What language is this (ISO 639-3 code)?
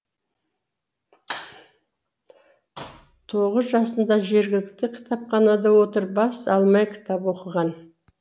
kaz